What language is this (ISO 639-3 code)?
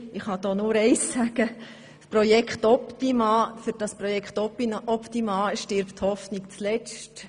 gsw